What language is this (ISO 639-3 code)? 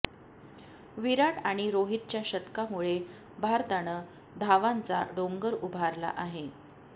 mar